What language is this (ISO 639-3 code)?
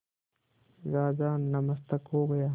hin